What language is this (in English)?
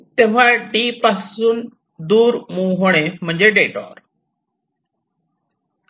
Marathi